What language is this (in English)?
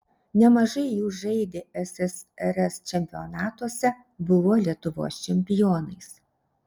Lithuanian